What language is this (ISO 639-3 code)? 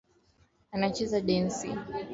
swa